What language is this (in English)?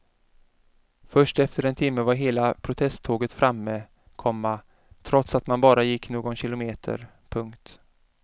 Swedish